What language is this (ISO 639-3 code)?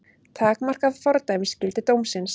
isl